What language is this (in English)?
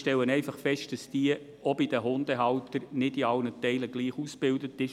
Swiss German